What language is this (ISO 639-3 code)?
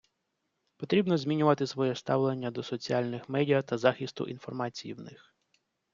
ukr